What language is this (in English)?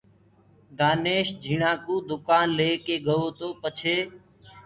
Gurgula